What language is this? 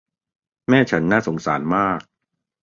Thai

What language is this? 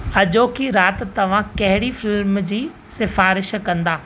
Sindhi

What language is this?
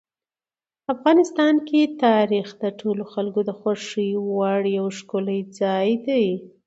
Pashto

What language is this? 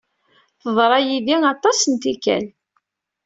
Kabyle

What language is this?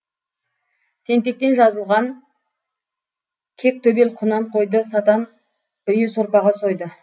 Kazakh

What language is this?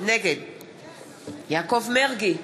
Hebrew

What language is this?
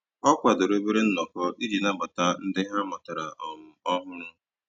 Igbo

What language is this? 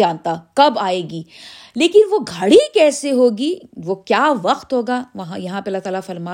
Urdu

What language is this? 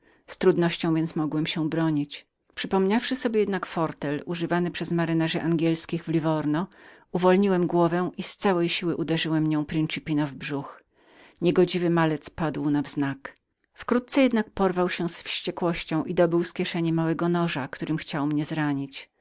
Polish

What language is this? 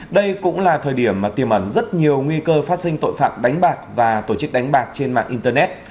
Vietnamese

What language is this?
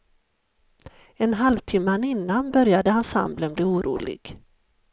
Swedish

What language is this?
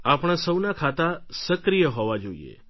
Gujarati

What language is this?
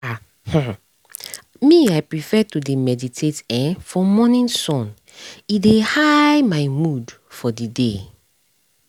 Nigerian Pidgin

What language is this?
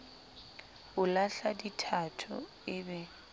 Southern Sotho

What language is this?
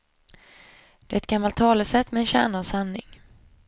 Swedish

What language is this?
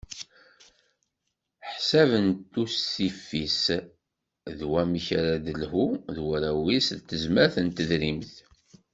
Kabyle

